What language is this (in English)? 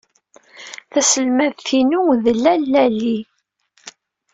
Kabyle